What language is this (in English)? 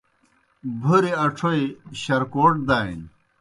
Kohistani Shina